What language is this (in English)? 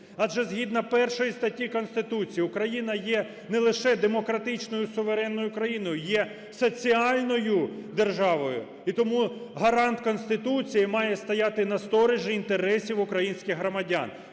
Ukrainian